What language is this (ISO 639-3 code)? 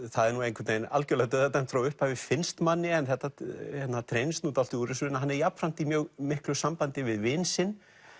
isl